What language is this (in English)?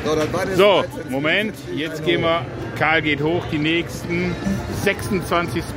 German